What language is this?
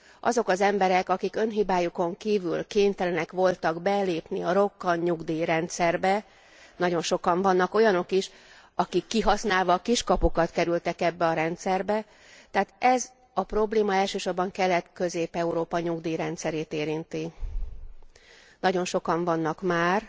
Hungarian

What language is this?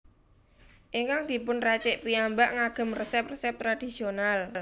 Javanese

